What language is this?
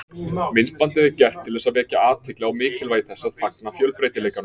Icelandic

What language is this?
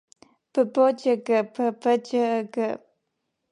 Armenian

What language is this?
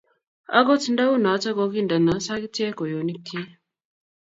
Kalenjin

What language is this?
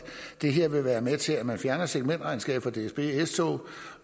Danish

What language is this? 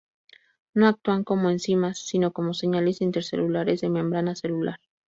Spanish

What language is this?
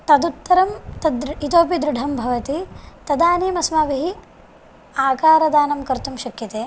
Sanskrit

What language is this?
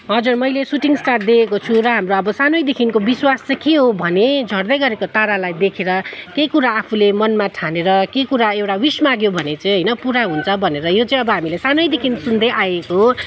Nepali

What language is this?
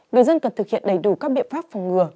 Vietnamese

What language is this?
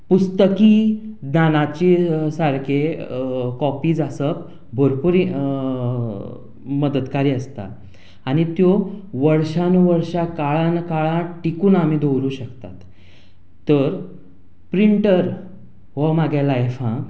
Konkani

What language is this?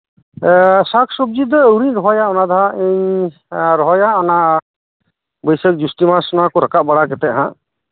Santali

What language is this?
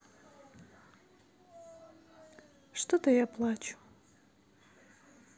Russian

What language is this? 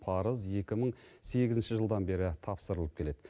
Kazakh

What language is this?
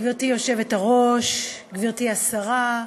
Hebrew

